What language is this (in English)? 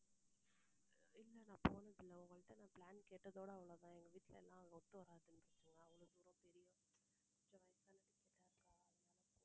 Tamil